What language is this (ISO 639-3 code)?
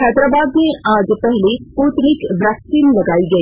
hin